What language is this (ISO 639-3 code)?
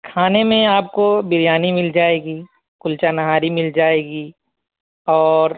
urd